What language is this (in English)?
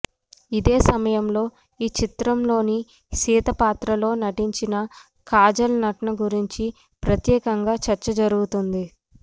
Telugu